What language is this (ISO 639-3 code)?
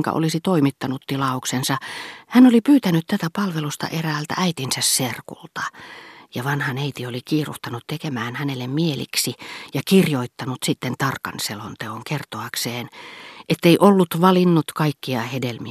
fin